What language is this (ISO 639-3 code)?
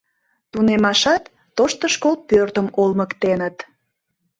chm